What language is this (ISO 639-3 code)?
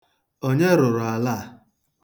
ibo